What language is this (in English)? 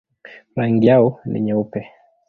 Swahili